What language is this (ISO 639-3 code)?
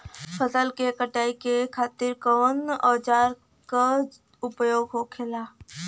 bho